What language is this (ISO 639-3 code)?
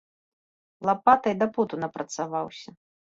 bel